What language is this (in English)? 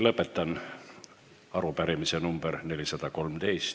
Estonian